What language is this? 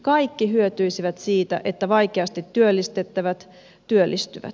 Finnish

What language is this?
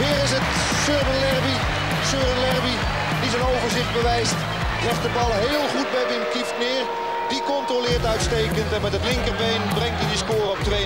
Dutch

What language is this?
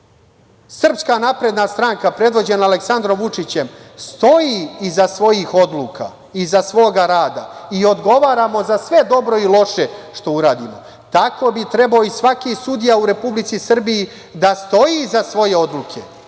Serbian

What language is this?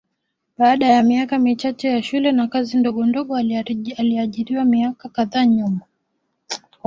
Swahili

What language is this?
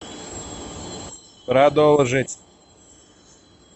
Russian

